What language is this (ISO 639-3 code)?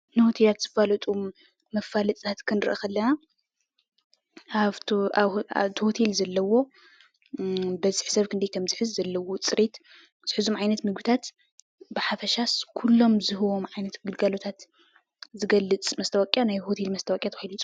tir